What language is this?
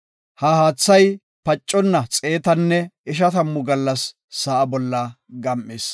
Gofa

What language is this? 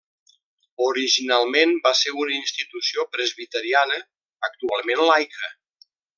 Catalan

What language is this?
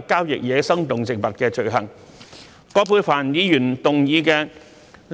Cantonese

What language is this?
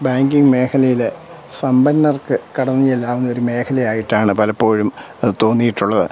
Malayalam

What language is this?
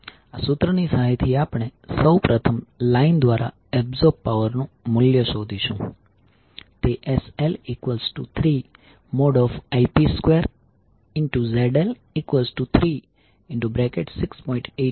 Gujarati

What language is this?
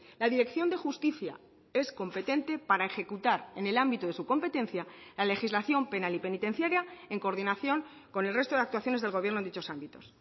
Spanish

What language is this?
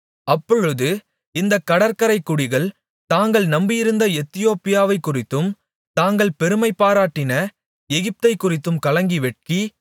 Tamil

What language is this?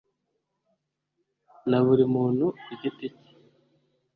Kinyarwanda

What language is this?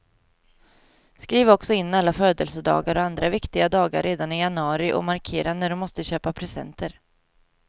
Swedish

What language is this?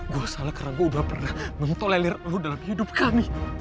Indonesian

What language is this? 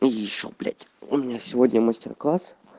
Russian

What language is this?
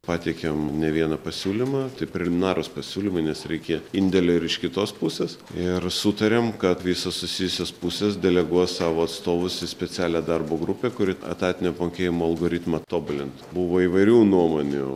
Lithuanian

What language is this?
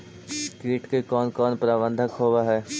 Magahi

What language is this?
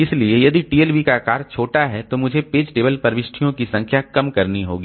Hindi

